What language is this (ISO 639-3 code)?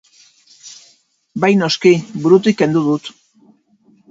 eus